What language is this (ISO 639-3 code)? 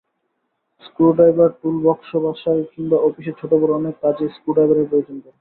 ben